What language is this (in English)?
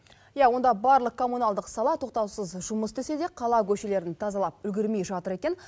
Kazakh